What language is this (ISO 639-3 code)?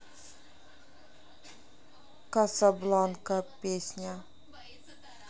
rus